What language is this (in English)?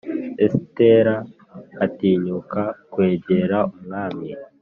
Kinyarwanda